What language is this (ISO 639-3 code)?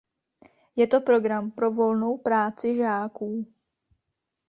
ces